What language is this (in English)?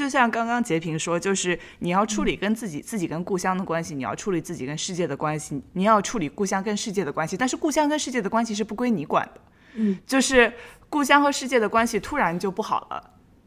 Chinese